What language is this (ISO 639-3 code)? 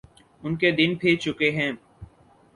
urd